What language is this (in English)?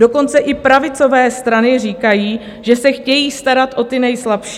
Czech